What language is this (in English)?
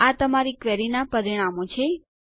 Gujarati